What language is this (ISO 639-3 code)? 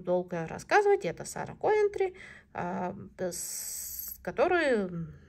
rus